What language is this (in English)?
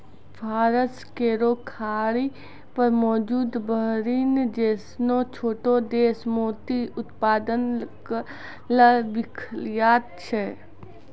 Maithili